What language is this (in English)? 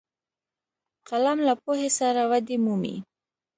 Pashto